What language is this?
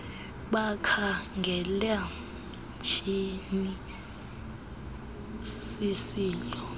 Xhosa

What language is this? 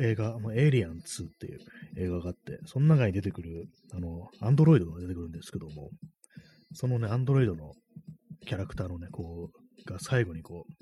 Japanese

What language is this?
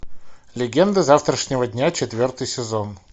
Russian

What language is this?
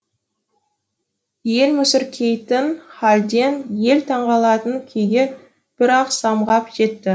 Kazakh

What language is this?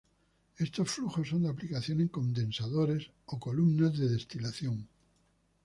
Spanish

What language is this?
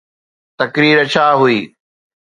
Sindhi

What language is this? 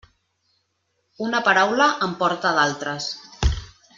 Catalan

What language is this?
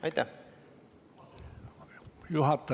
Estonian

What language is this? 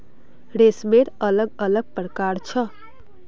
Magahi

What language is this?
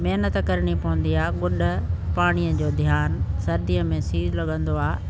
Sindhi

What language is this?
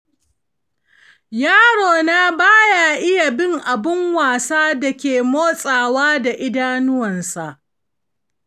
Hausa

